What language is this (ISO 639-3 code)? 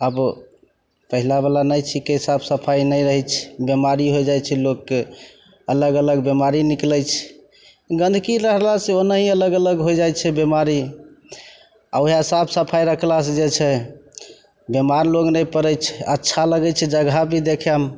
mai